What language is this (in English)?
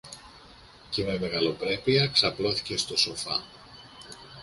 Greek